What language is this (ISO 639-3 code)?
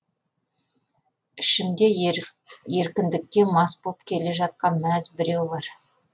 kaz